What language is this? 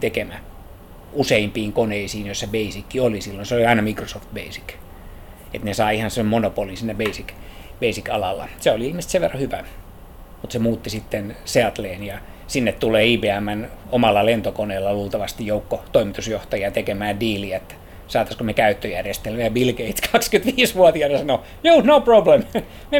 Finnish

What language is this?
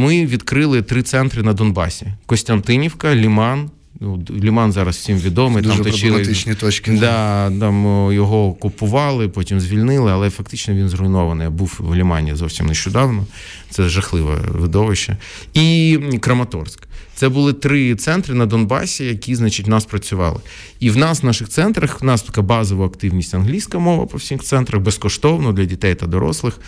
Ukrainian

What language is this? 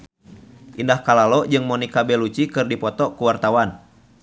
Sundanese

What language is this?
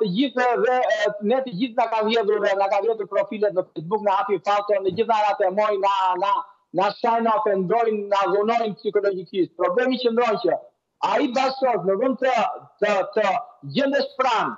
Romanian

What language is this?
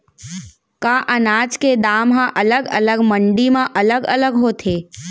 Chhattisgarhi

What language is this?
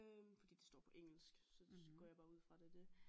Danish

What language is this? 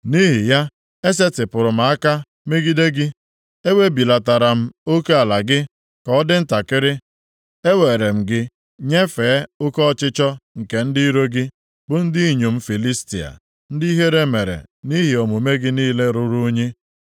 Igbo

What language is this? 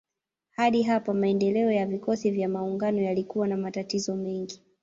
Swahili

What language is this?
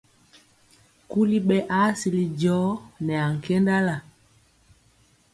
Mpiemo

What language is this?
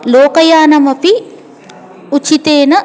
Sanskrit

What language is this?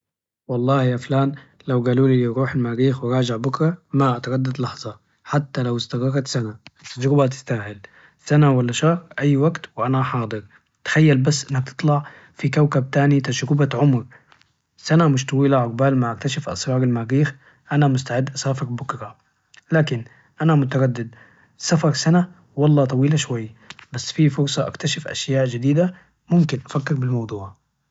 Najdi Arabic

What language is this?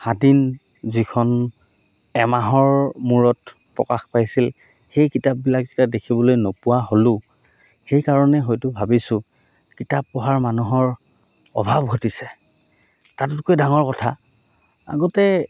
Assamese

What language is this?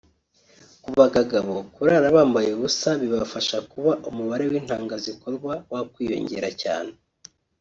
Kinyarwanda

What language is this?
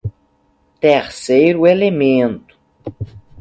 Portuguese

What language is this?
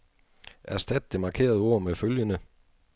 Danish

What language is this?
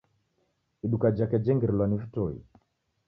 Taita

